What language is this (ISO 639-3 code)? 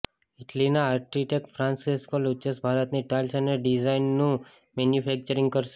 guj